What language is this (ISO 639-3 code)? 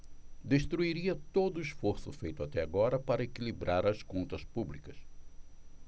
por